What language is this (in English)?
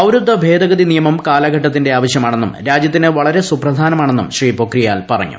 Malayalam